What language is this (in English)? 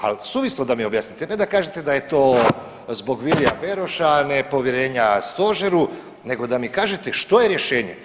Croatian